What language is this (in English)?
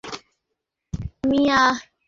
Bangla